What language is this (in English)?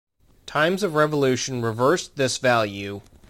English